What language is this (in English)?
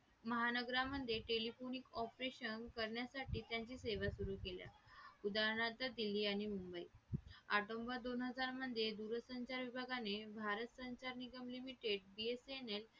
Marathi